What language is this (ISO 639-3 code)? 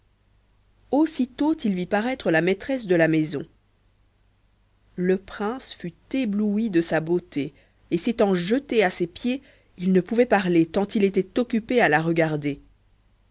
fra